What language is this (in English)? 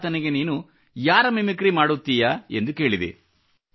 Kannada